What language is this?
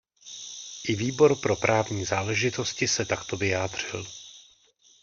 Czech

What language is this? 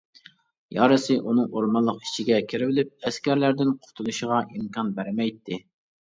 Uyghur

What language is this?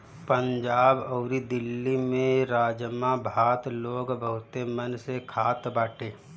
Bhojpuri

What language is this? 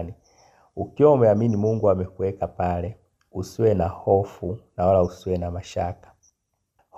Swahili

